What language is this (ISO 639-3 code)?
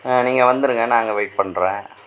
tam